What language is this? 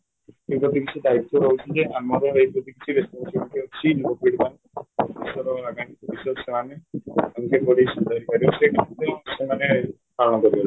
Odia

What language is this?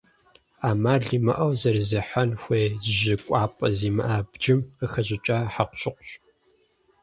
Kabardian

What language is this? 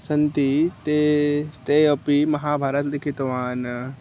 Sanskrit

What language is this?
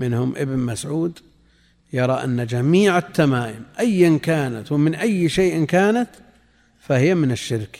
Arabic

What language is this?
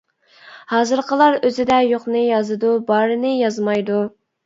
Uyghur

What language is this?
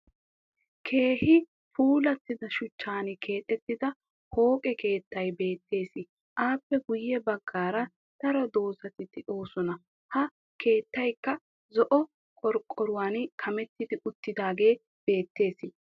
Wolaytta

